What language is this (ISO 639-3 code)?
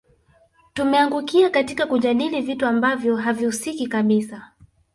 swa